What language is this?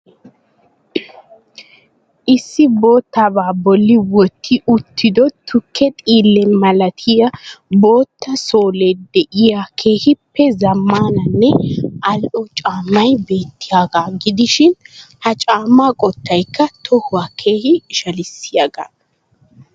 Wolaytta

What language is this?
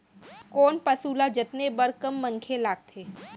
Chhattisgarhi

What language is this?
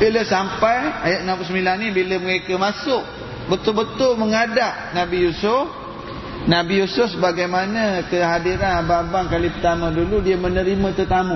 Malay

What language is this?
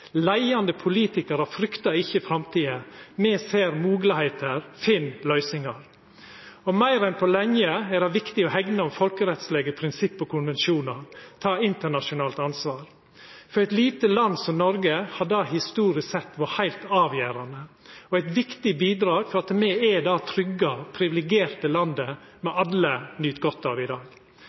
Norwegian Nynorsk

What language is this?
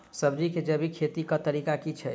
Maithili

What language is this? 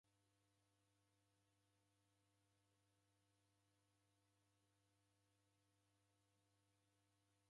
Taita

